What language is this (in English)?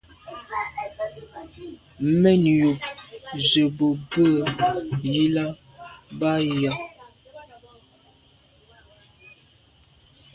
Medumba